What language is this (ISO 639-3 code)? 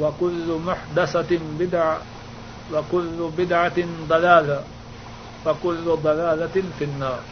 urd